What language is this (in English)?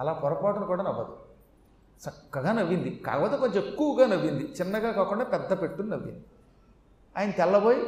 Telugu